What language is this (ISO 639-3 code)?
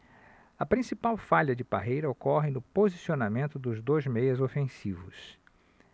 por